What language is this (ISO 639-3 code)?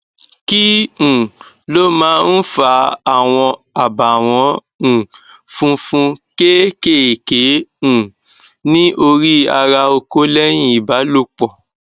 yor